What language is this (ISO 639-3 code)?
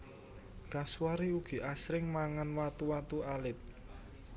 jav